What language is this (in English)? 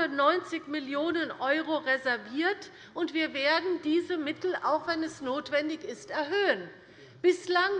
German